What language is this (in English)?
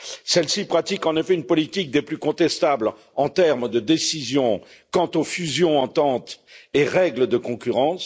French